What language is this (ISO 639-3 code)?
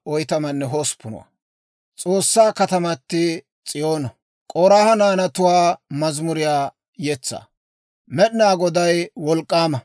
dwr